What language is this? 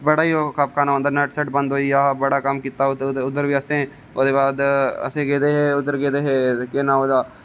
Dogri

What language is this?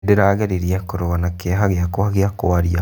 Kikuyu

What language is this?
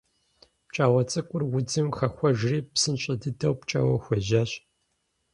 Kabardian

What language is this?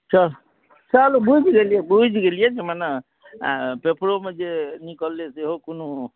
Maithili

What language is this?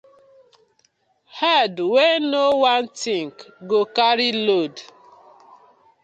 Nigerian Pidgin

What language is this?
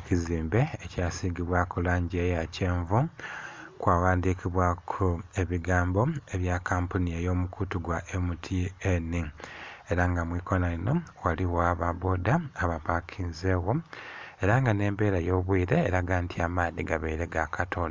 Soga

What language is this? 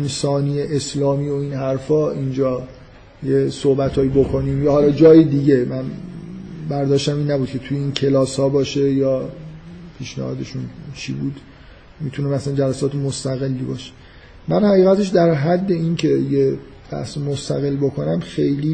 Persian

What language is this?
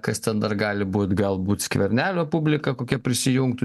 Lithuanian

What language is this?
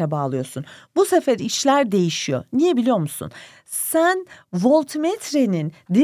Turkish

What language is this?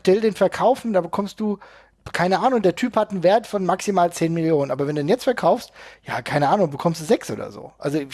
German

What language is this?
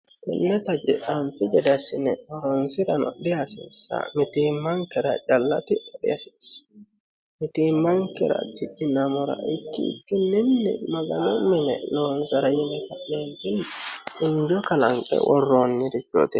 Sidamo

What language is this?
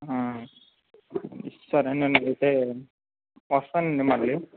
Telugu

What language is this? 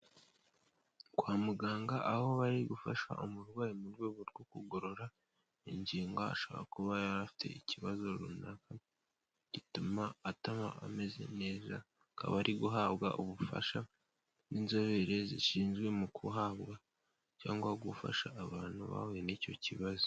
Kinyarwanda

